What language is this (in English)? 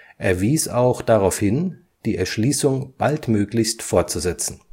German